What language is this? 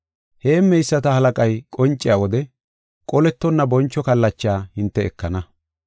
Gofa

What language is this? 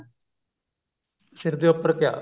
Punjabi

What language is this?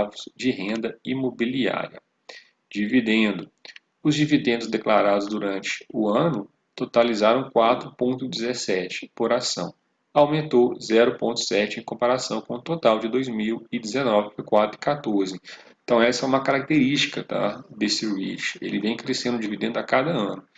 Portuguese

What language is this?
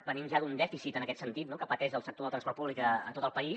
Catalan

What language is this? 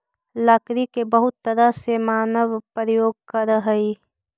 Magahi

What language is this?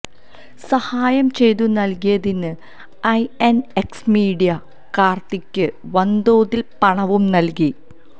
Malayalam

